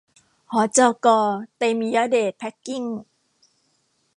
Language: Thai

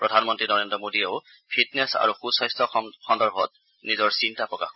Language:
Assamese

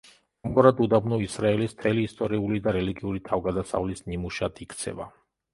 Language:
Georgian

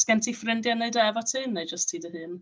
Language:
Welsh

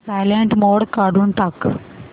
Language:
Marathi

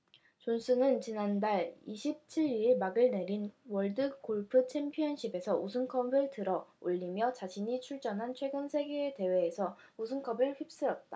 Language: Korean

